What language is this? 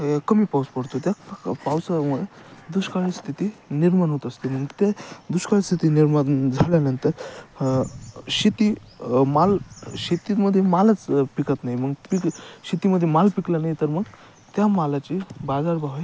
Marathi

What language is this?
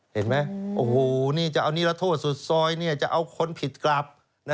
Thai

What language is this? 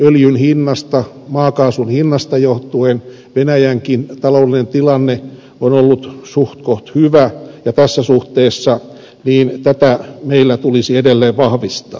Finnish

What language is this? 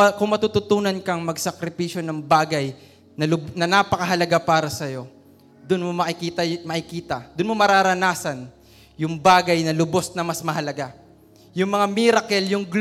Filipino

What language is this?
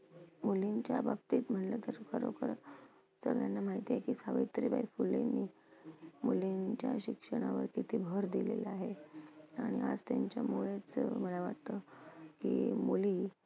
Marathi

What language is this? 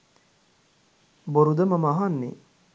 Sinhala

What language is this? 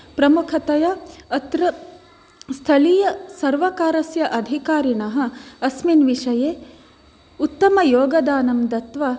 Sanskrit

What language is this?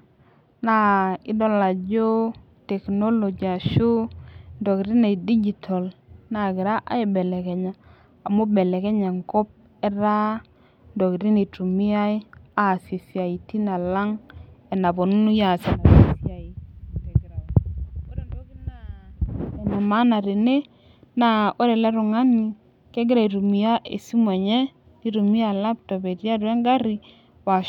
Masai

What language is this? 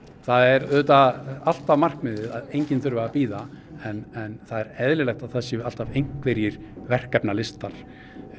Icelandic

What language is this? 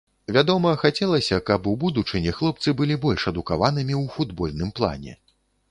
Belarusian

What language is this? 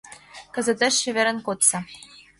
Mari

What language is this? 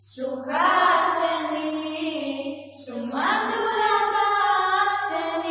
Odia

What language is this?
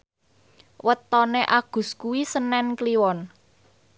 Javanese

